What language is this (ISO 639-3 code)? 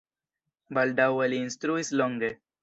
epo